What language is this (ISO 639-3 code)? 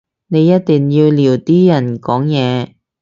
yue